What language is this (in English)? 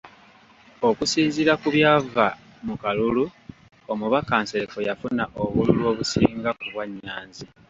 Ganda